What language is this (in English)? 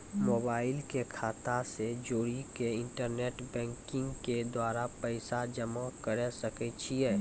Maithili